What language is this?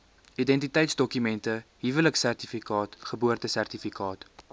Afrikaans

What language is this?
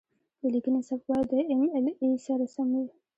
Pashto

